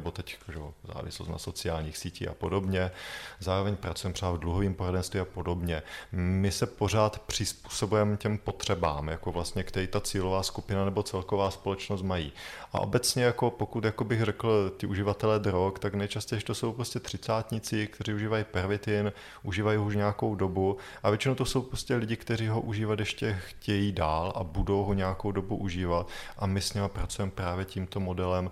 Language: Czech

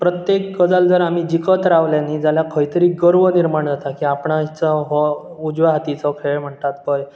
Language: Konkani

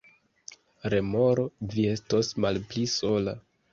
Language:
Esperanto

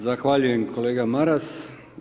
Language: Croatian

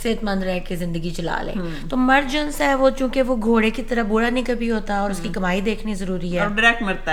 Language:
Urdu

